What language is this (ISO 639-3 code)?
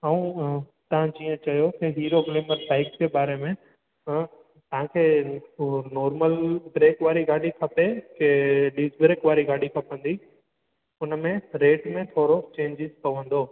snd